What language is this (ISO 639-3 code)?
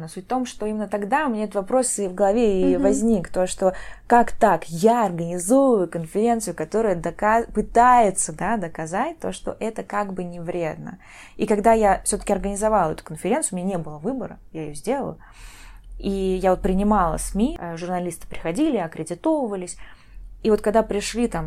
rus